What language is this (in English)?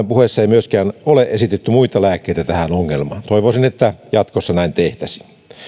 Finnish